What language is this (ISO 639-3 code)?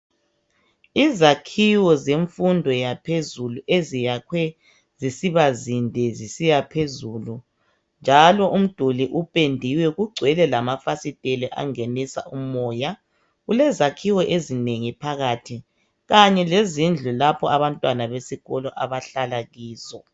nde